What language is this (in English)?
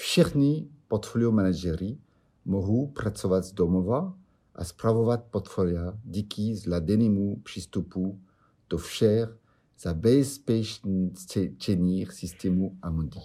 Czech